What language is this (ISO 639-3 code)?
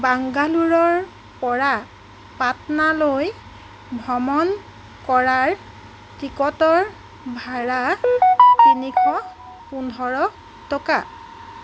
asm